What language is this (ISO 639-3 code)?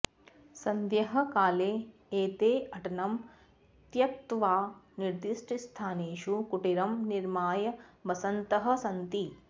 san